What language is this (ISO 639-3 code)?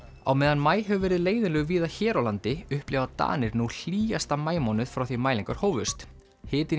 isl